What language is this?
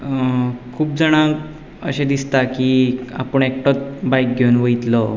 Konkani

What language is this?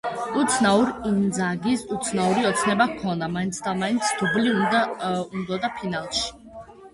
Georgian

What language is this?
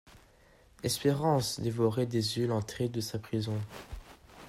French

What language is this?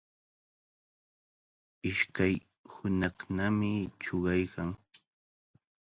Cajatambo North Lima Quechua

